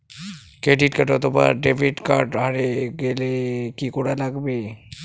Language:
Bangla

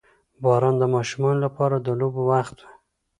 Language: Pashto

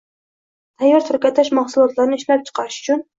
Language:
Uzbek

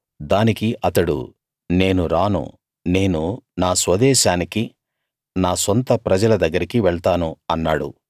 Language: Telugu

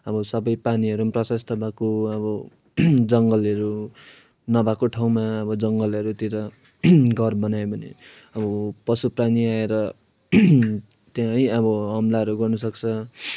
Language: Nepali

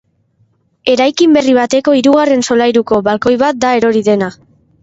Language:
Basque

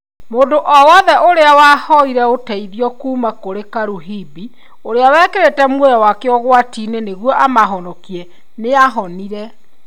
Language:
Kikuyu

